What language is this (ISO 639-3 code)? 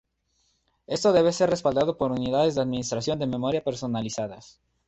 spa